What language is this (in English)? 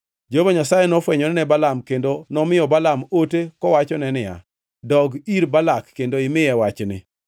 Luo (Kenya and Tanzania)